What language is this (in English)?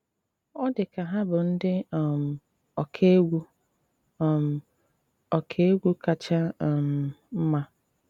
Igbo